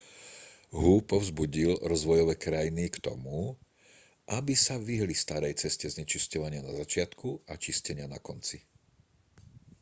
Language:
Slovak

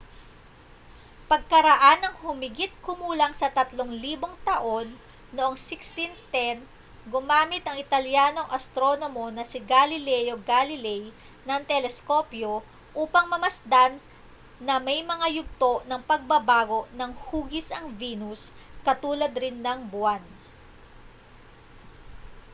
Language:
Filipino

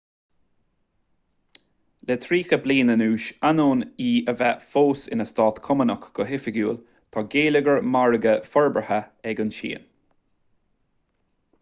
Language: Irish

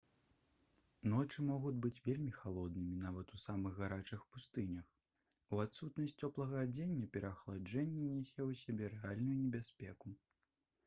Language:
Belarusian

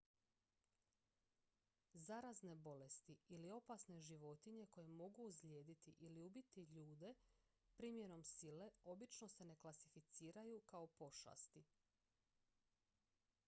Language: Croatian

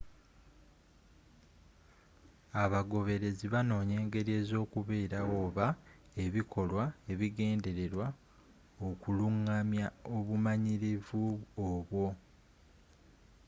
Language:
Ganda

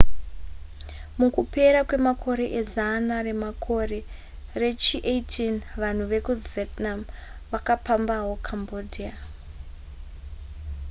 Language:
Shona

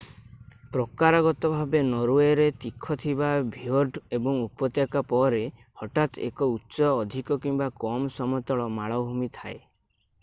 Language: Odia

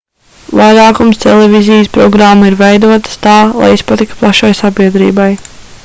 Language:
Latvian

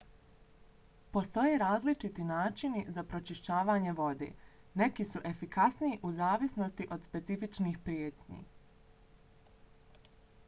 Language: Bosnian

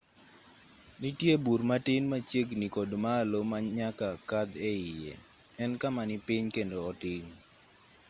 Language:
Luo (Kenya and Tanzania)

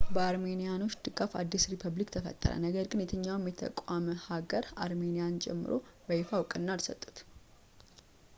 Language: Amharic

